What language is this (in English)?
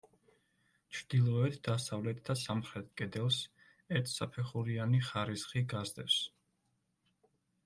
Georgian